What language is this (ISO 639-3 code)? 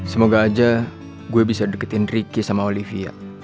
ind